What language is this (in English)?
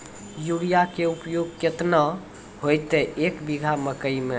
Maithili